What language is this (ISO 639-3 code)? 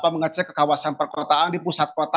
ind